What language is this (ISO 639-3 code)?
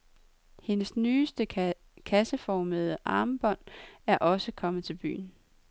dan